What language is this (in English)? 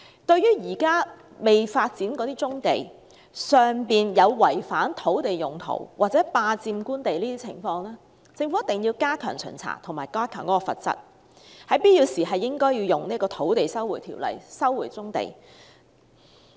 Cantonese